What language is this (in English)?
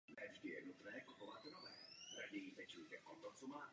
Czech